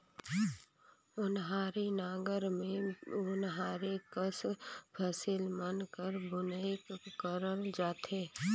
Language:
Chhattisgarhi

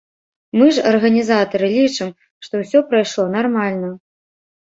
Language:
Belarusian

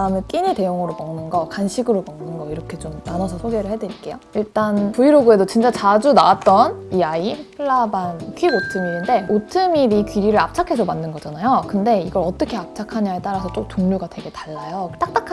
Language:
Korean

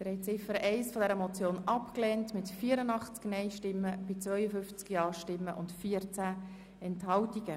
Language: Swiss German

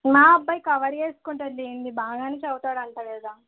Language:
Telugu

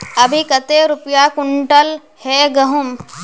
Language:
Magahi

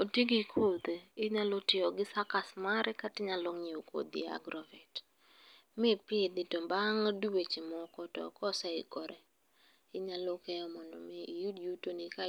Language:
Luo (Kenya and Tanzania)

